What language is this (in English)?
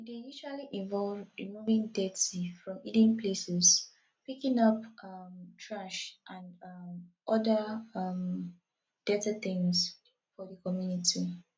Nigerian Pidgin